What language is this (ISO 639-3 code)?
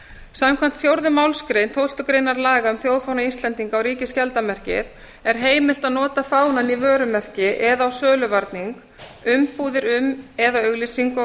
isl